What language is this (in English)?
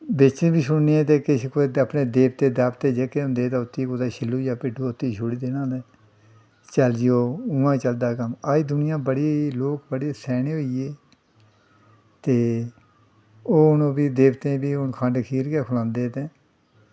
Dogri